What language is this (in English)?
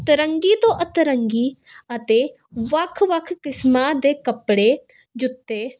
Punjabi